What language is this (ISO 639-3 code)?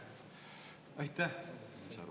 est